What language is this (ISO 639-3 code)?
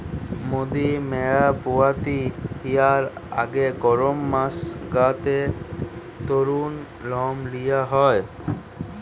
ben